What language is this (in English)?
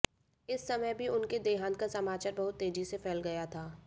Hindi